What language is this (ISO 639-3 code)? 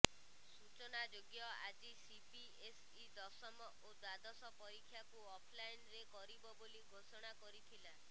ori